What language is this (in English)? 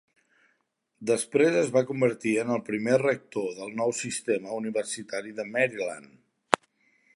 Catalan